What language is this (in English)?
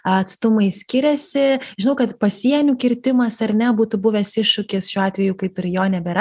Lithuanian